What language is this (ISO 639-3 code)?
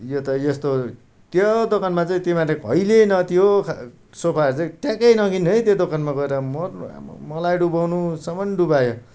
nep